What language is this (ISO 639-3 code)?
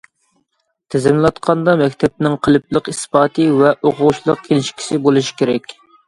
uig